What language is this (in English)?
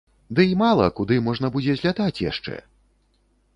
Belarusian